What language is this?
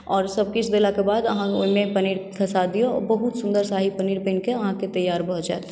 Maithili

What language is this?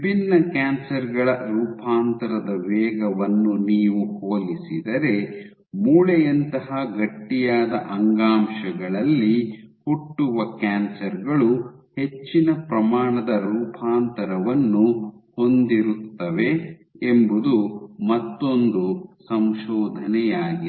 Kannada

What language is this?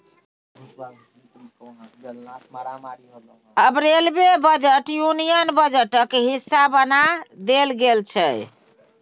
Maithili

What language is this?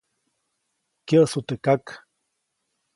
Copainalá Zoque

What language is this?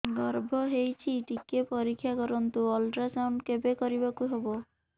Odia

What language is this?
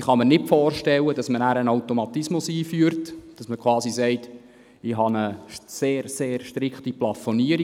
Swiss German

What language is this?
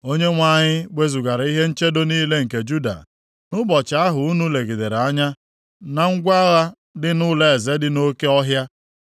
Igbo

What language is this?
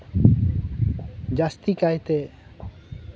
Santali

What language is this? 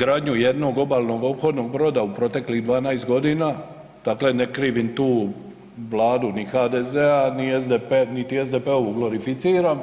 Croatian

